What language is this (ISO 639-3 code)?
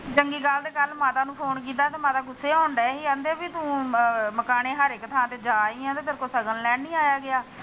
pan